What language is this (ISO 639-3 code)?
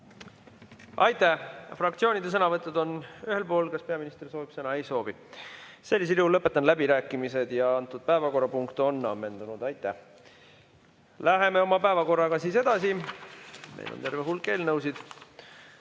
est